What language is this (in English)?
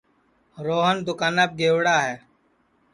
Sansi